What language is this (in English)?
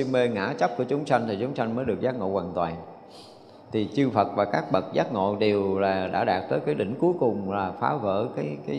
Vietnamese